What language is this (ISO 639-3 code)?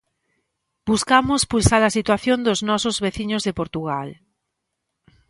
glg